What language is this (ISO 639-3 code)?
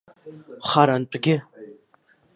abk